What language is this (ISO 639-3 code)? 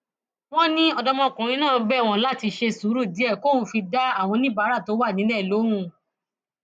yor